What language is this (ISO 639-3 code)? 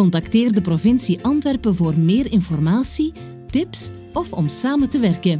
nld